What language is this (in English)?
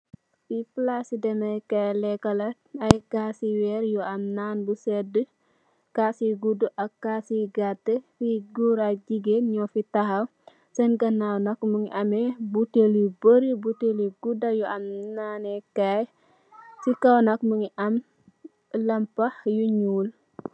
Wolof